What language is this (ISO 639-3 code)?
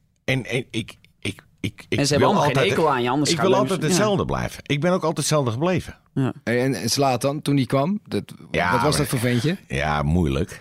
nld